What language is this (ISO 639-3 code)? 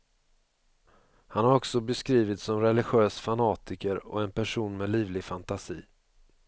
swe